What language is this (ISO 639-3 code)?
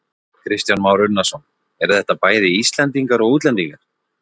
isl